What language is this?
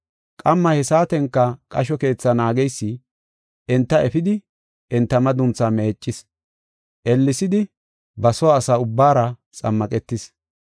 Gofa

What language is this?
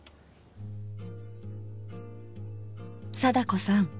Japanese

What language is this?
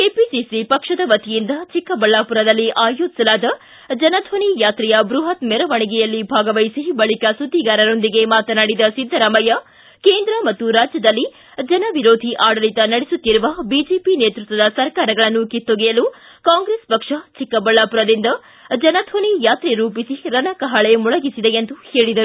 Kannada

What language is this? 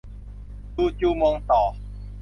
Thai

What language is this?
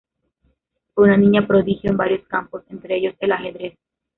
Spanish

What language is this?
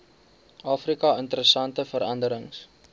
Afrikaans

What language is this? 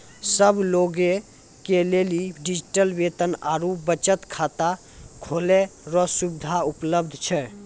Maithili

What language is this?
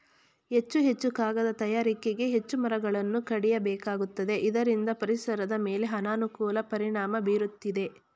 Kannada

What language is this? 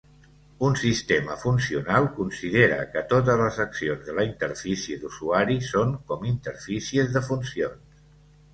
Catalan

